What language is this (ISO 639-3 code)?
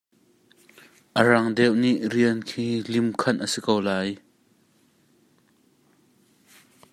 cnh